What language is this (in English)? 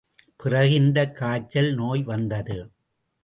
Tamil